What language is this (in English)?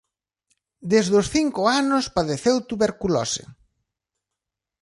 Galician